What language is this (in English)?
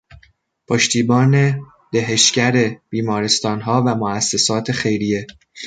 Persian